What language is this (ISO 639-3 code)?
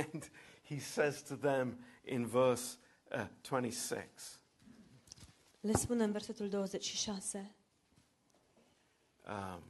ron